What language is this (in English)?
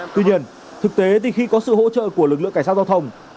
Vietnamese